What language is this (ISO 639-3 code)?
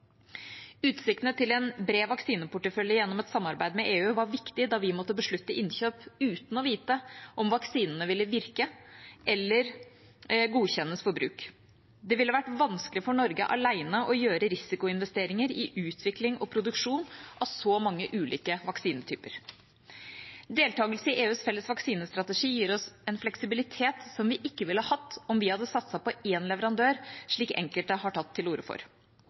nob